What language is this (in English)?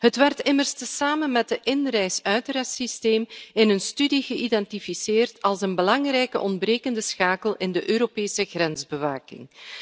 Dutch